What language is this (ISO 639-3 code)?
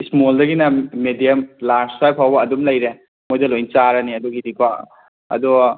mni